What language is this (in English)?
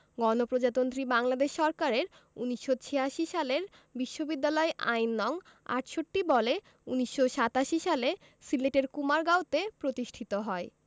Bangla